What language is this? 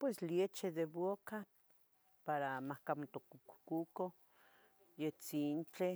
Tetelcingo Nahuatl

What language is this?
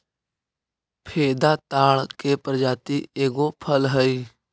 Magahi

